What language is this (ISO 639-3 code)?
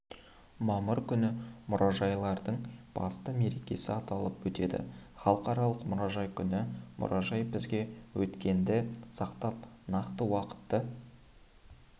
kaz